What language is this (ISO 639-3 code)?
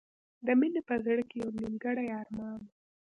pus